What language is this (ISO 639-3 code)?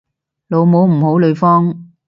yue